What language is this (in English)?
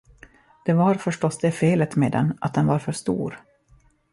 Swedish